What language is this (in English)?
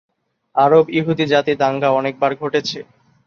Bangla